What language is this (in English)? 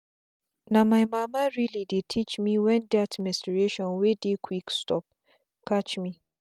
Nigerian Pidgin